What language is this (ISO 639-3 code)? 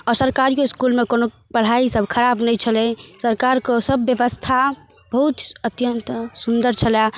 mai